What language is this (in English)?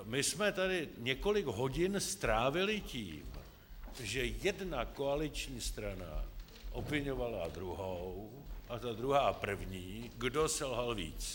Czech